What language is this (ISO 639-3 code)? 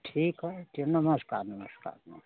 hin